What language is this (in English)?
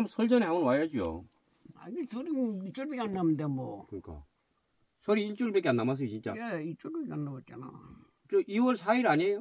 Korean